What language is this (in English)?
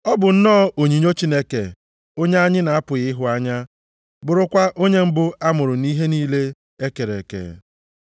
Igbo